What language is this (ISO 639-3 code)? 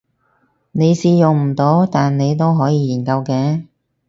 yue